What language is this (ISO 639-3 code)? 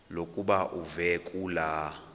xho